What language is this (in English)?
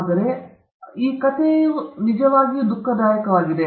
Kannada